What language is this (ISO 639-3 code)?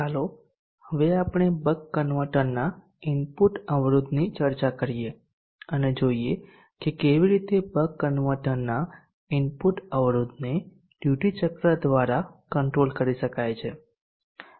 guj